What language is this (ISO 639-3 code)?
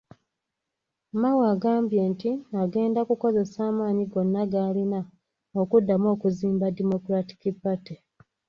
lug